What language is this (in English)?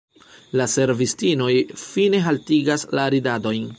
Esperanto